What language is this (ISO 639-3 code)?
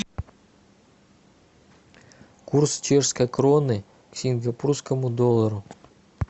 rus